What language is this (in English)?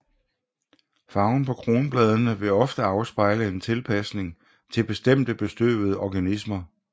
Danish